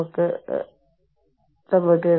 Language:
Malayalam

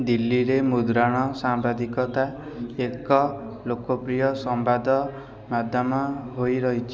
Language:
Odia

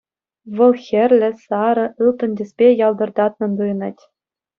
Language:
Chuvash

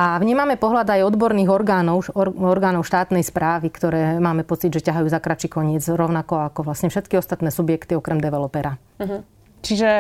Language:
Slovak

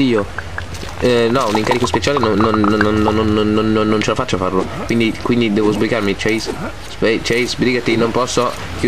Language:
Italian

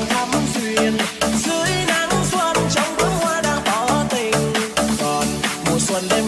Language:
Vietnamese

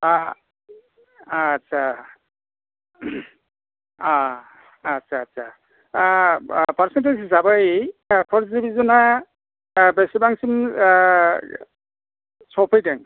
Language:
Bodo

